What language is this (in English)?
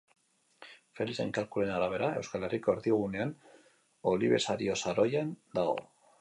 Basque